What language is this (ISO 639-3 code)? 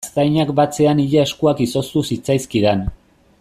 eus